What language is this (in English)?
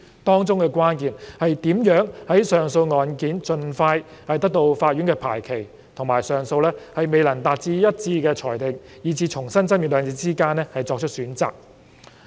Cantonese